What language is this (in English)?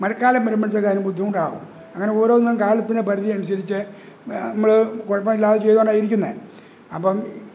Malayalam